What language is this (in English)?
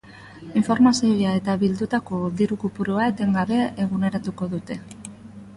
Basque